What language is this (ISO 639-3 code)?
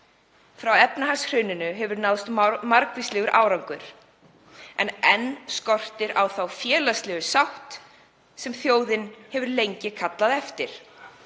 isl